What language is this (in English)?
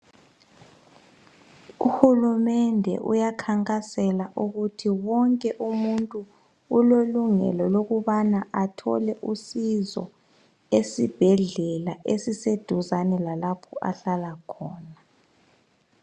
North Ndebele